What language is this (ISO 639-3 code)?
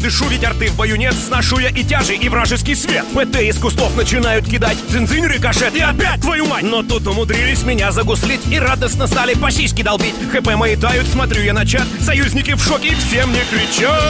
rus